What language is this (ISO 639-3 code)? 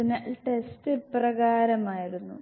mal